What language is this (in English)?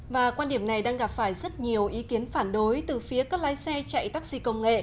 Vietnamese